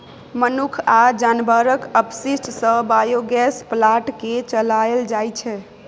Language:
Maithili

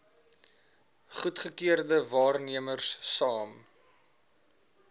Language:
Afrikaans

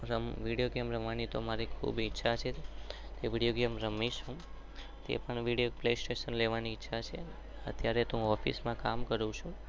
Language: Gujarati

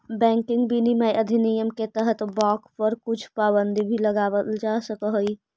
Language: Magahi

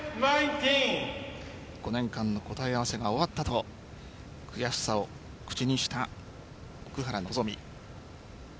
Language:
Japanese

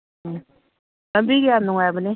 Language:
Manipuri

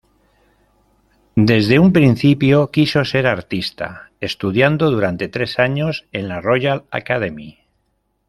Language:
Spanish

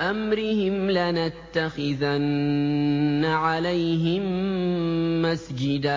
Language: Arabic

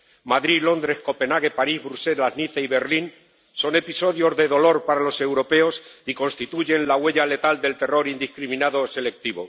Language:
Spanish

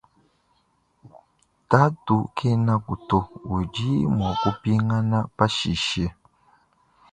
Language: Luba-Lulua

